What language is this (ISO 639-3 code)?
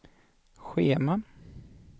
swe